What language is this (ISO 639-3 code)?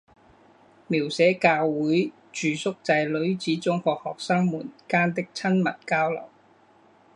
zho